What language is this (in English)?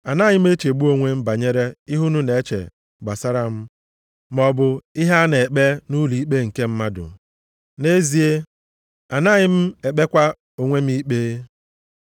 Igbo